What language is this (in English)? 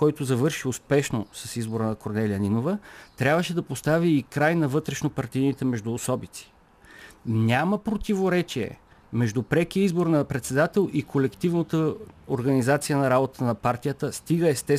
Bulgarian